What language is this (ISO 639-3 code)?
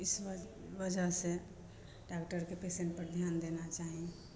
mai